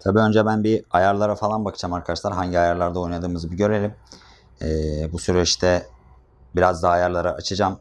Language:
Turkish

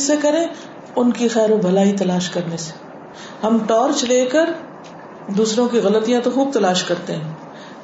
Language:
Urdu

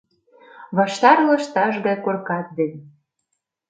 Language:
Mari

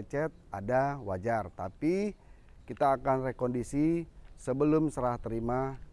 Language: Indonesian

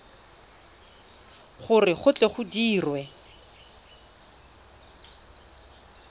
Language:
Tswana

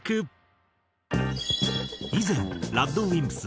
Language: Japanese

